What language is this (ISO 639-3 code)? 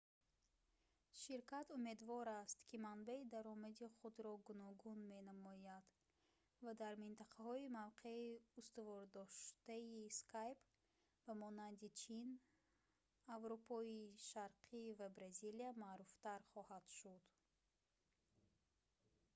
tgk